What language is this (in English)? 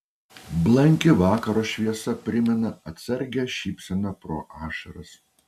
Lithuanian